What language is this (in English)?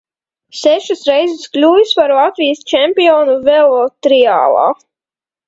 Latvian